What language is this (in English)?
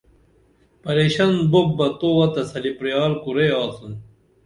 Dameli